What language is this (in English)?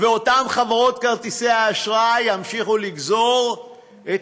Hebrew